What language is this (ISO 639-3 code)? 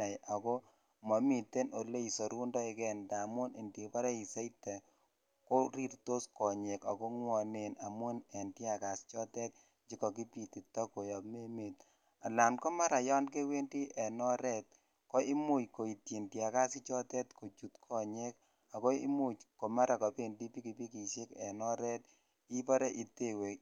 kln